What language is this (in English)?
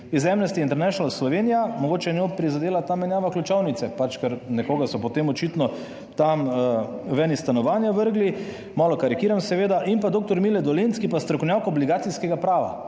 Slovenian